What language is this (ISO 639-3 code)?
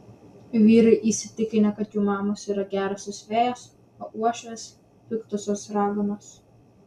lit